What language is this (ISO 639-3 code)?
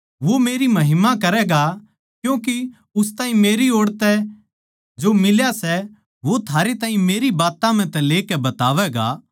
bgc